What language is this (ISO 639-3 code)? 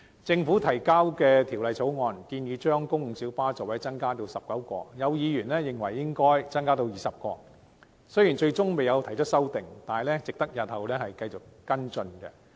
yue